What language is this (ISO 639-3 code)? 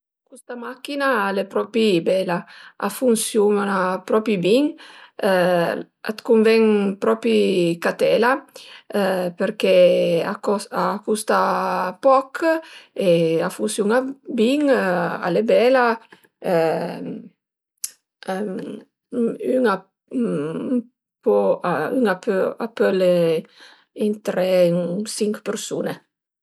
pms